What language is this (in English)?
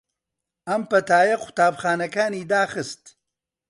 Central Kurdish